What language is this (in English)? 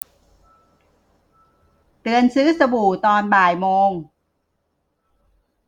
Thai